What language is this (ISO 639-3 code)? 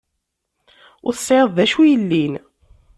kab